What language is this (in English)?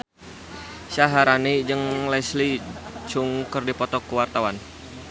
Sundanese